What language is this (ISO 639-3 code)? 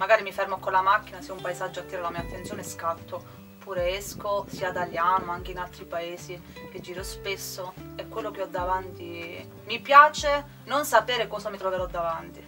ita